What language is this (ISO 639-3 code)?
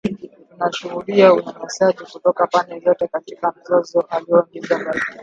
swa